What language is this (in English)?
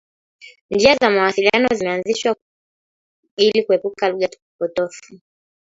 Swahili